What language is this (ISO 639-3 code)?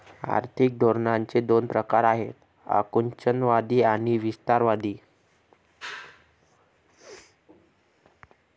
mar